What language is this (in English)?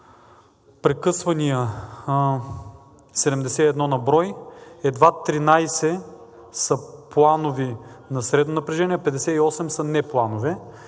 Bulgarian